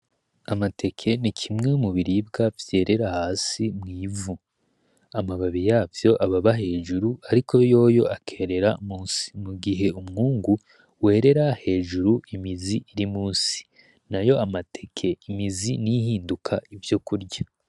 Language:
Rundi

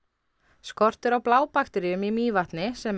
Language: Icelandic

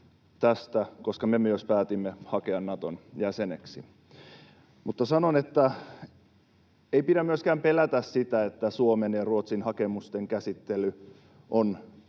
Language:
Finnish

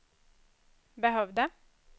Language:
Swedish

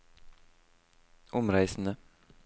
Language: Norwegian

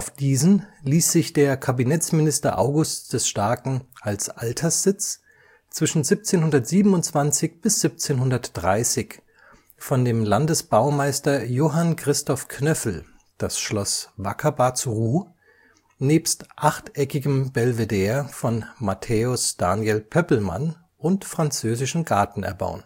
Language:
German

